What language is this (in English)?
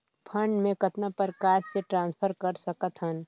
Chhattisgarhi